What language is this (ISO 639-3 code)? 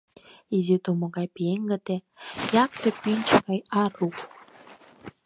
chm